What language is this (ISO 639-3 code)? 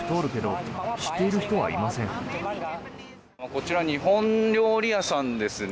jpn